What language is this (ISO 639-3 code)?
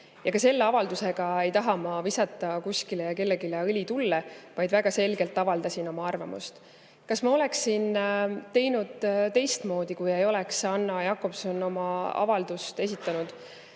est